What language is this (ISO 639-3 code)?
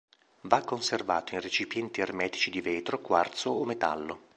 ita